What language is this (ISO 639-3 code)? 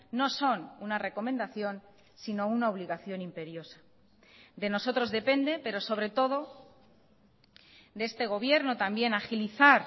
spa